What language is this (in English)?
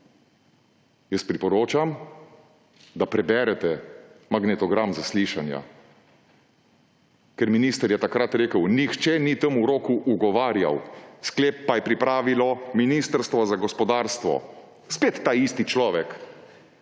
Slovenian